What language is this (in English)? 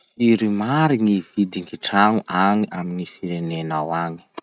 Masikoro Malagasy